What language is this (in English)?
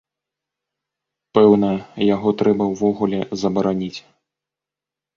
Belarusian